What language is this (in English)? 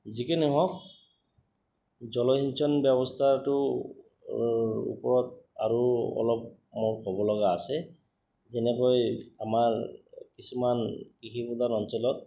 Assamese